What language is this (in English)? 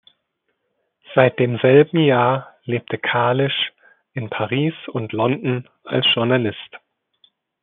German